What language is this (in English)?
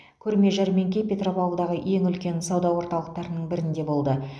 Kazakh